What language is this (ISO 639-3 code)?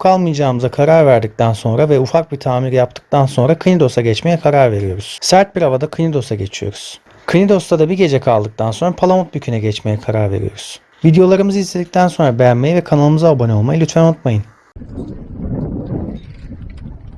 tur